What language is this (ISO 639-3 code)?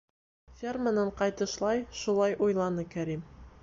bak